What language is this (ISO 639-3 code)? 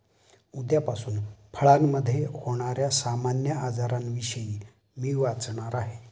mar